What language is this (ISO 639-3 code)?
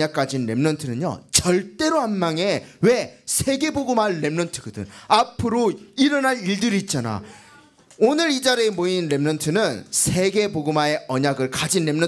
kor